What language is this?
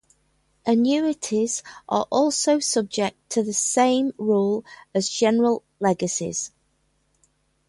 English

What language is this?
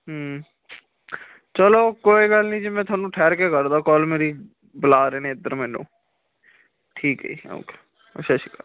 Punjabi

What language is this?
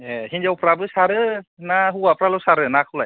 Bodo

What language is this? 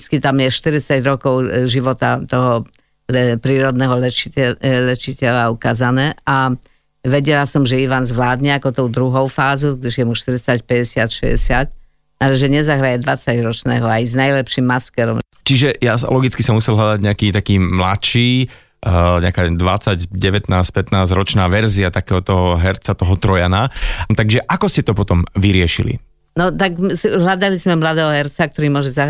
Slovak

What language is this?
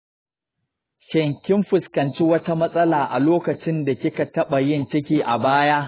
Hausa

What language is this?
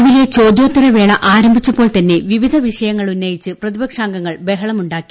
Malayalam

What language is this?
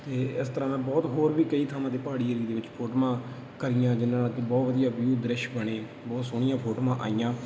Punjabi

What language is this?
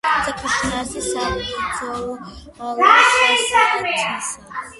Georgian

